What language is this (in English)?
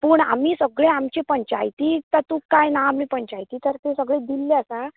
Konkani